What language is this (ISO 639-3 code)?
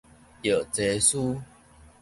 nan